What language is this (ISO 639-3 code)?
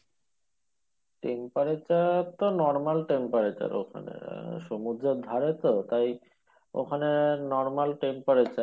ben